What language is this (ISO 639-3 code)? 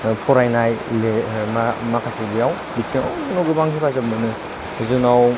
brx